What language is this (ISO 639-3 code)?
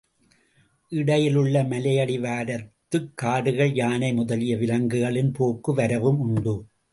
tam